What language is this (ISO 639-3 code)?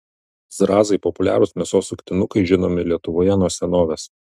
lit